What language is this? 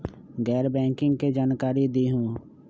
Magahi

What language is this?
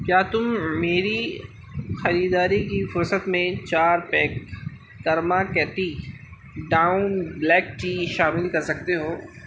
Urdu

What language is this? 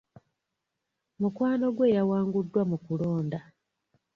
Ganda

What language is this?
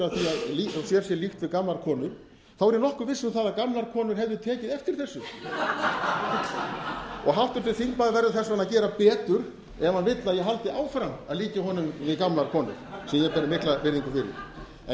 Icelandic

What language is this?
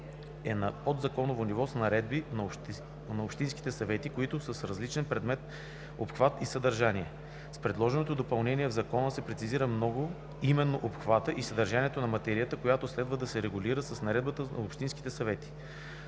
Bulgarian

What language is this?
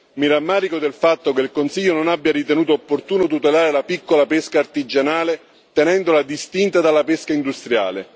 Italian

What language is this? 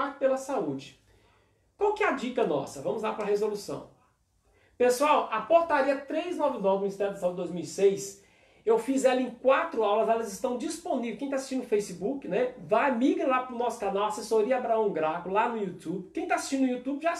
Portuguese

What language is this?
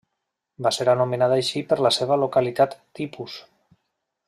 Catalan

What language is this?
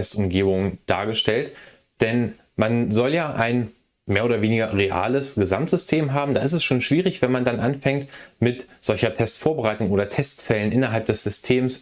German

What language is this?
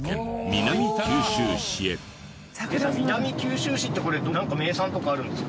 Japanese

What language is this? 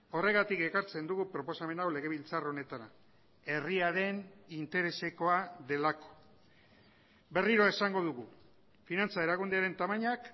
Basque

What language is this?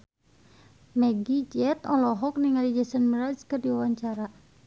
Sundanese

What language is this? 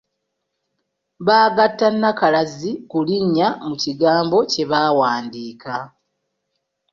Ganda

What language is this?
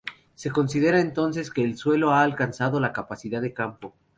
Spanish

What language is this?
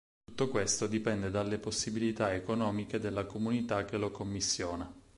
Italian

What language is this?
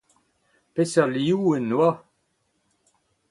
Breton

